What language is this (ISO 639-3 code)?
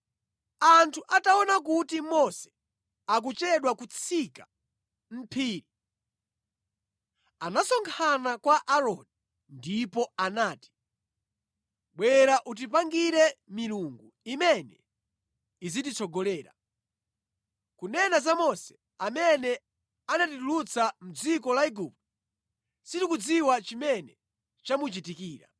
nya